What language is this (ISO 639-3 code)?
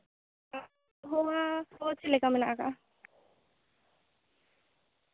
sat